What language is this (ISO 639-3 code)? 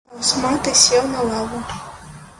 bel